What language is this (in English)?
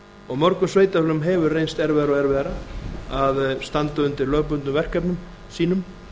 Icelandic